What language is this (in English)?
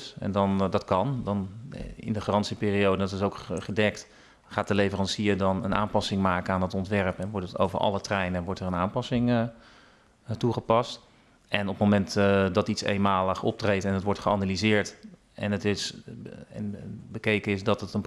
Dutch